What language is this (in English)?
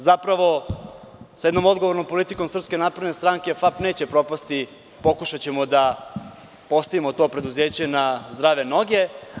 Serbian